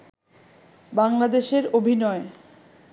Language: Bangla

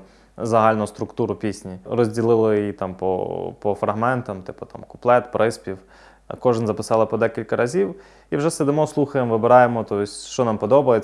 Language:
Ukrainian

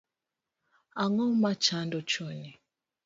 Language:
Luo (Kenya and Tanzania)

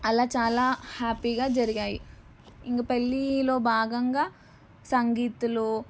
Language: Telugu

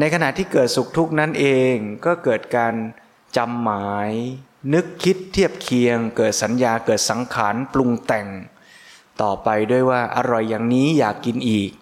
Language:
Thai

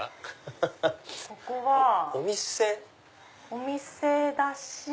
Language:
Japanese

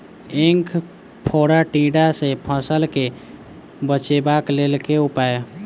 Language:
Maithili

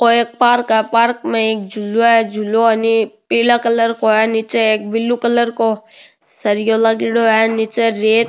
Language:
Rajasthani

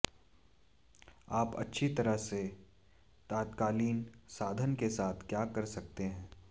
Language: Hindi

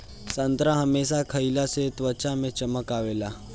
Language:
Bhojpuri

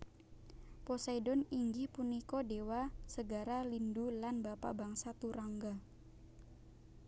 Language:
Javanese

